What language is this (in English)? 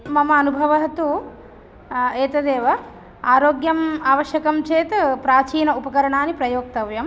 Sanskrit